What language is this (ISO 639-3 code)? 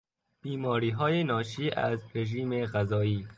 fas